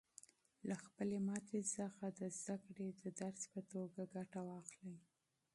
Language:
Pashto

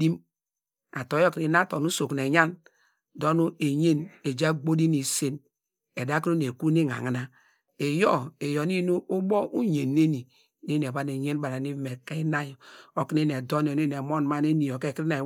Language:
Degema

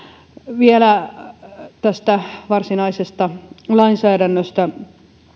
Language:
Finnish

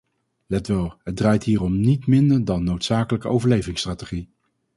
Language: Dutch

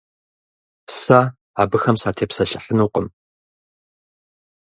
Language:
Kabardian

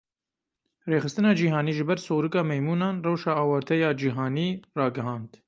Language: Kurdish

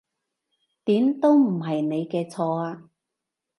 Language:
Cantonese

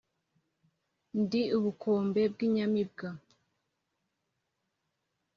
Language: Kinyarwanda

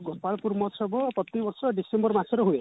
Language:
Odia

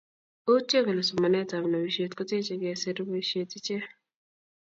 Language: Kalenjin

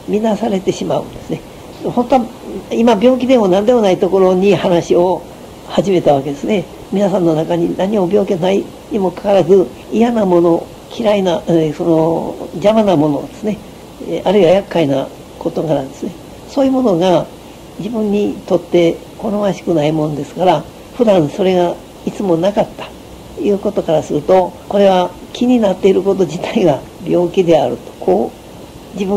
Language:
Japanese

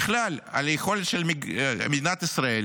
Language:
Hebrew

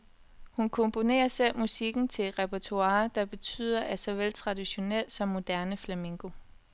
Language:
Danish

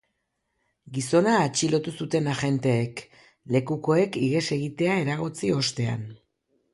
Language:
Basque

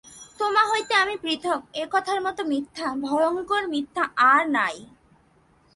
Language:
Bangla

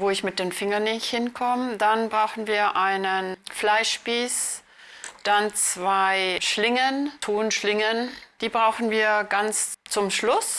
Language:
German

